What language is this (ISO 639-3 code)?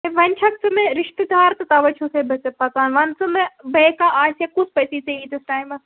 kas